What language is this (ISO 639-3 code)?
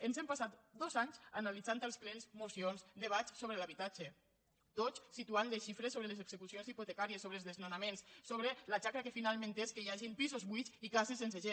cat